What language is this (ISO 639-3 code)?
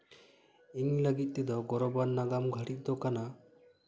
sat